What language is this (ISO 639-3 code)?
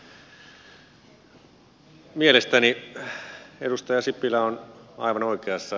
fin